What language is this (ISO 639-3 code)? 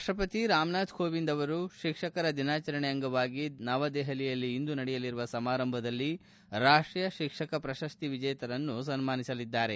kan